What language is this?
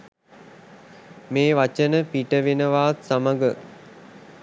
Sinhala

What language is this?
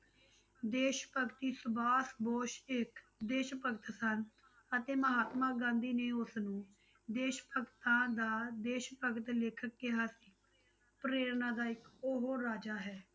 Punjabi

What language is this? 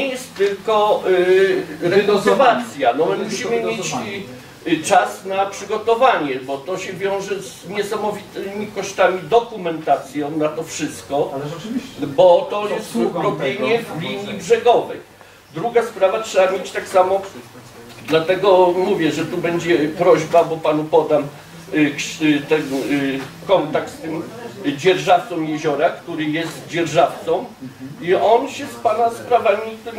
Polish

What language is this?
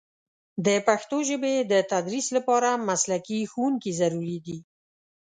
Pashto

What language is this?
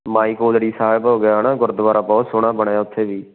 Punjabi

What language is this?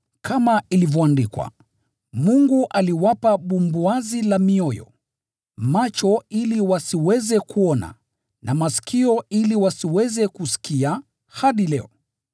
Swahili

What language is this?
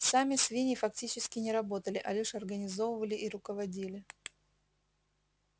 Russian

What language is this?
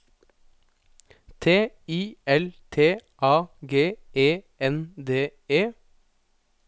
Norwegian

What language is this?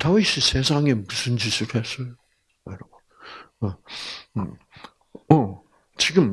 Korean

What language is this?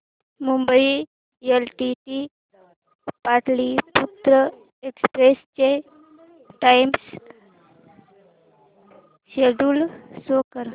Marathi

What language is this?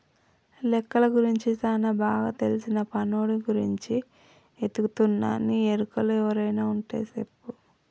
Telugu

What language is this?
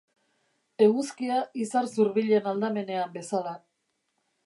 Basque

